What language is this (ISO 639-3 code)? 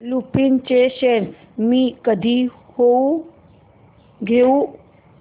mar